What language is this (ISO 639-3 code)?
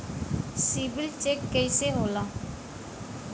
bho